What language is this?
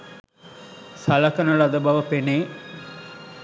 Sinhala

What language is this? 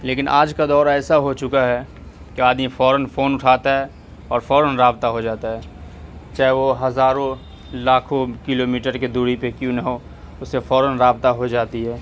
Urdu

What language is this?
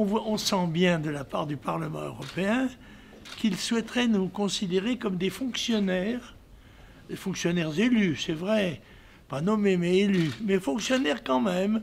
French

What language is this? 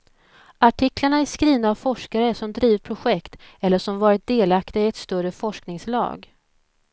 Swedish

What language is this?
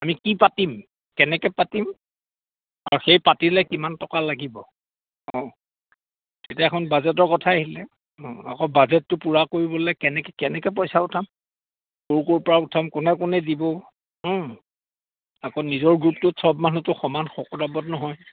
Assamese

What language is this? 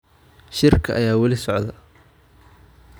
Somali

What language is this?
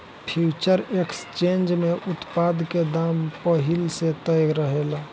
Bhojpuri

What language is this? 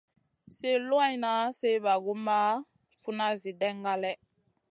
Masana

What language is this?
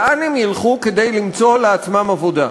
Hebrew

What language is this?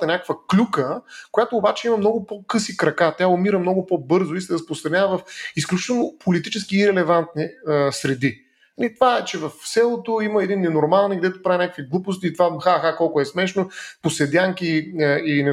Bulgarian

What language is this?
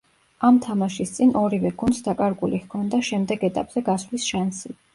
Georgian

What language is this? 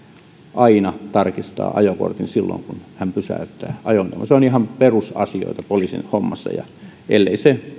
Finnish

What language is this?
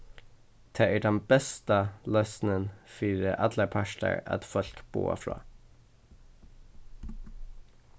Faroese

